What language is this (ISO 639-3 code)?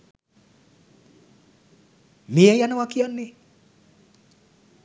sin